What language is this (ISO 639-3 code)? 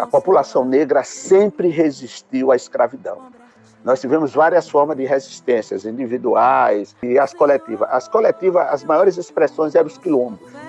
por